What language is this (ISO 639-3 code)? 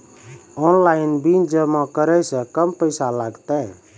mai